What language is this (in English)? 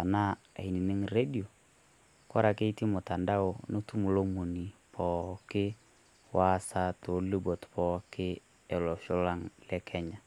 Masai